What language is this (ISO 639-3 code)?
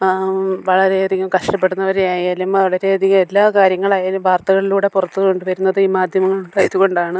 mal